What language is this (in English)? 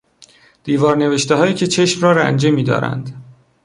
Persian